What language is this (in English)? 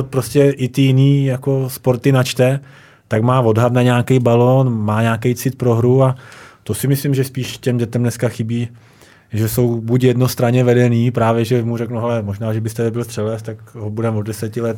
Czech